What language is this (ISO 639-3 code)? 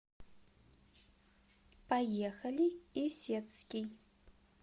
rus